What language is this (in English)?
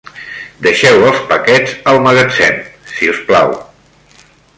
Catalan